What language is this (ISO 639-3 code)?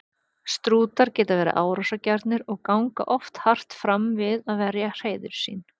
isl